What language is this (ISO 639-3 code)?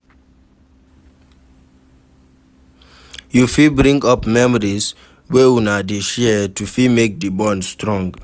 pcm